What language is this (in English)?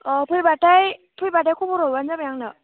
Bodo